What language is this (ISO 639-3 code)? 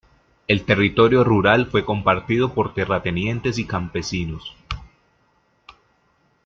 spa